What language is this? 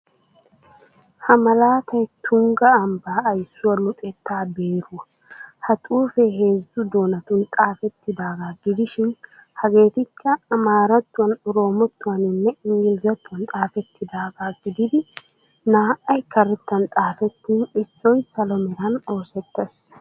Wolaytta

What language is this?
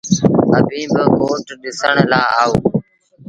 Sindhi Bhil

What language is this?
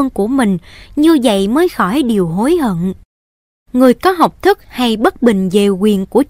Vietnamese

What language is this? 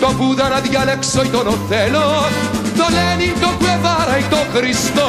Greek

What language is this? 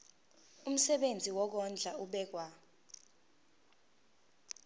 Zulu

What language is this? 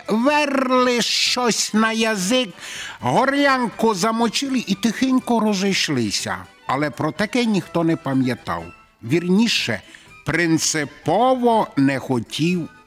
Ukrainian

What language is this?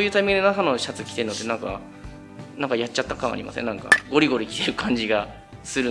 Japanese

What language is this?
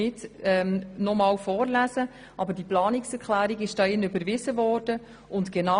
Swiss German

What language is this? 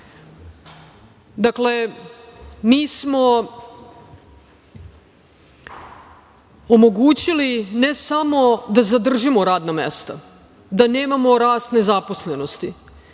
Serbian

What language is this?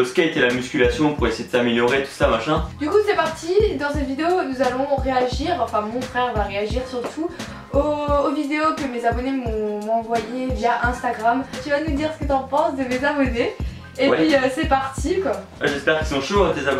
French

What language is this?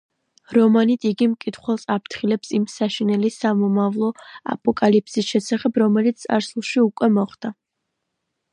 Georgian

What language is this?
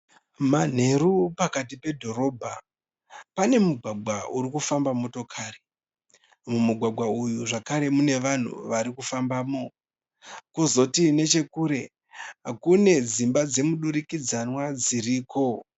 Shona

